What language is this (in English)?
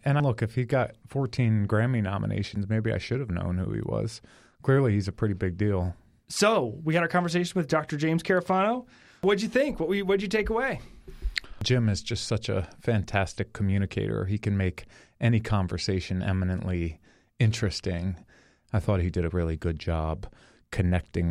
English